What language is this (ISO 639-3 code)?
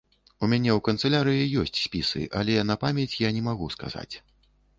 bel